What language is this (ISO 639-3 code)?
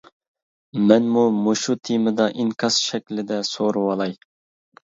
uig